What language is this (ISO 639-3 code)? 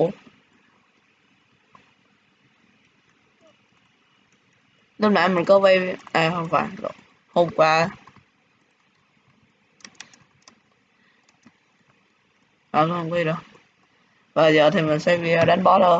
vie